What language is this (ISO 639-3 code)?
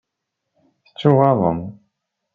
kab